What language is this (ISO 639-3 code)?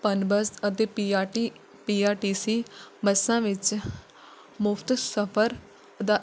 pan